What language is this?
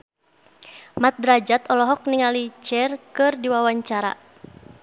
Sundanese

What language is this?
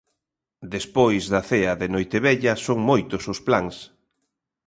Galician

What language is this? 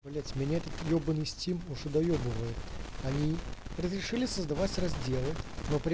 Russian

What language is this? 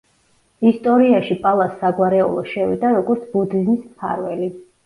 Georgian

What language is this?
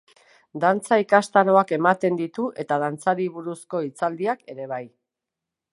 Basque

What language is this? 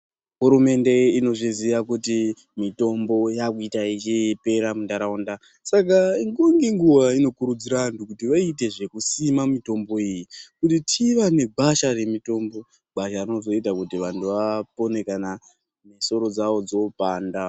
Ndau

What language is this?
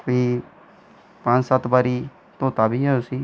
Dogri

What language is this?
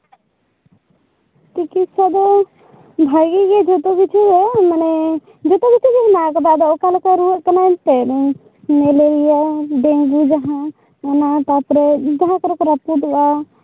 Santali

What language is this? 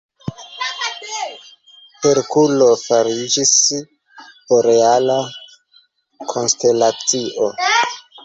Esperanto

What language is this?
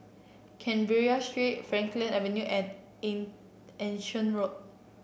English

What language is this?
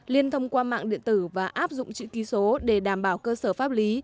Vietnamese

